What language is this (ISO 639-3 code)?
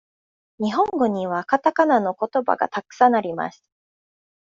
jpn